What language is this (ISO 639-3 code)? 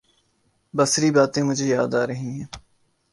urd